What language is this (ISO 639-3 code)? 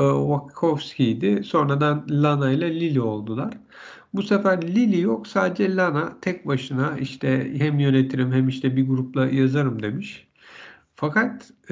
tur